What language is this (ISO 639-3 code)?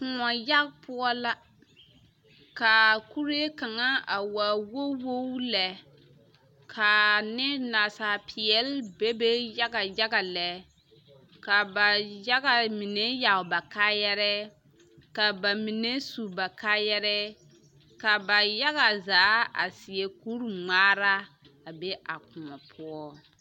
dga